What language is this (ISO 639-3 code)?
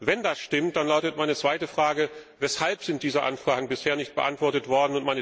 deu